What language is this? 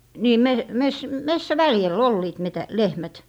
Finnish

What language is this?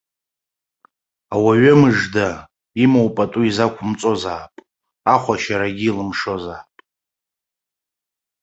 Abkhazian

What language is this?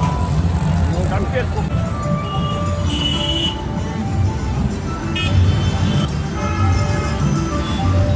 Russian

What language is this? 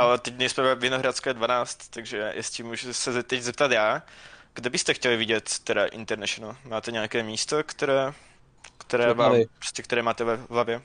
Czech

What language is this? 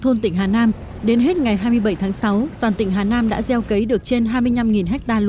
Vietnamese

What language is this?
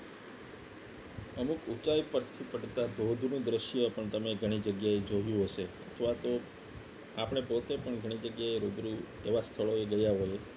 Gujarati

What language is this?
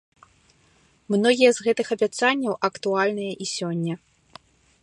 Belarusian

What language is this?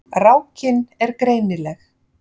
Icelandic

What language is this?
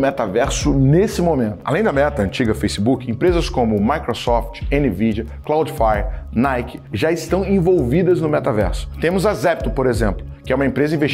Portuguese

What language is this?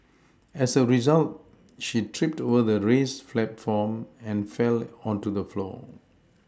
English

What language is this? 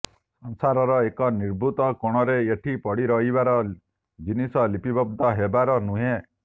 Odia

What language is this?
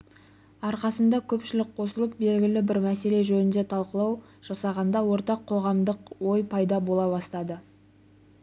Kazakh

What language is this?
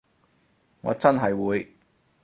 Cantonese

